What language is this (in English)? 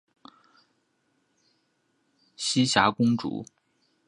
Chinese